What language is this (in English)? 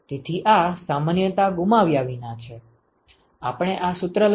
Gujarati